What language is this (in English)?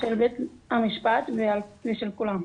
Hebrew